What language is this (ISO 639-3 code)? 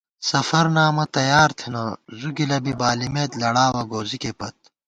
gwt